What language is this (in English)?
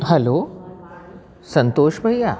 Sindhi